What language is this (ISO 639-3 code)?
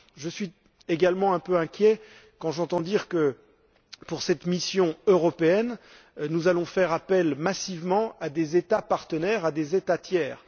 fra